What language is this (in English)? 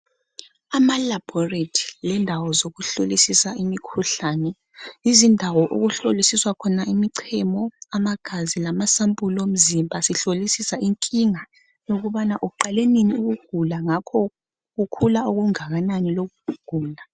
North Ndebele